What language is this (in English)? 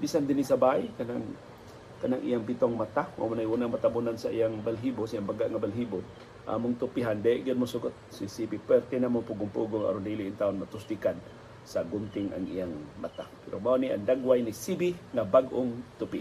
Filipino